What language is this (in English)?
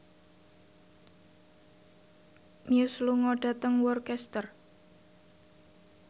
Javanese